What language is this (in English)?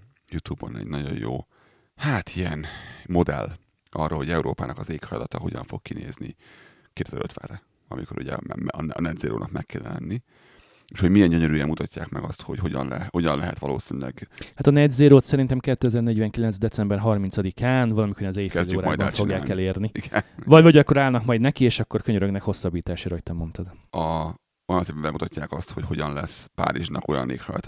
Hungarian